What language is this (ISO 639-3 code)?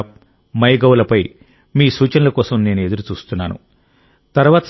tel